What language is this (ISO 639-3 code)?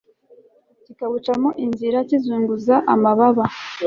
kin